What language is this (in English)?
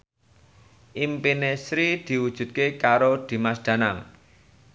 Javanese